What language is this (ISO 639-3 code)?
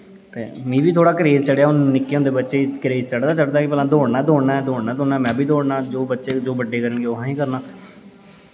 doi